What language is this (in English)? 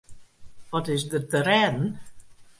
Western Frisian